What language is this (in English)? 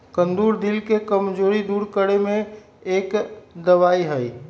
Magahi